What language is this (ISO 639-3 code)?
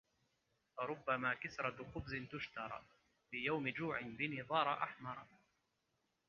ara